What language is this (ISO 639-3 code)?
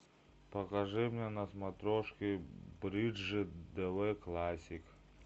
rus